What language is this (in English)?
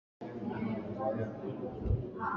Swahili